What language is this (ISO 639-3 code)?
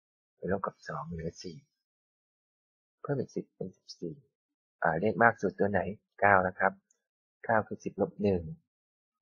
tha